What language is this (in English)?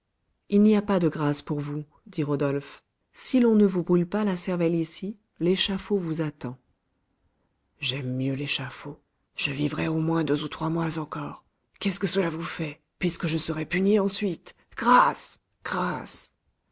French